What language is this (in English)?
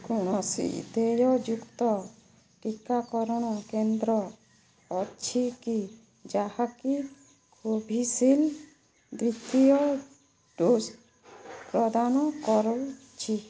Odia